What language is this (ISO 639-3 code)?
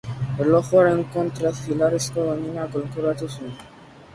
eus